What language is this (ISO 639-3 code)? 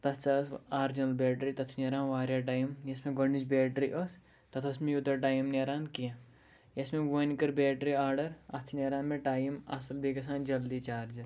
kas